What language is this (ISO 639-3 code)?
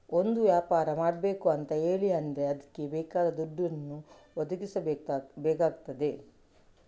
kan